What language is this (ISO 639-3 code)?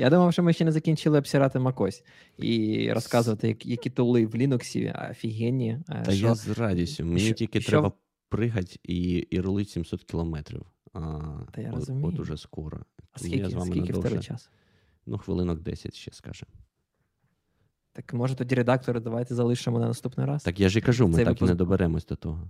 ukr